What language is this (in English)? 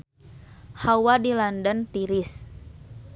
Sundanese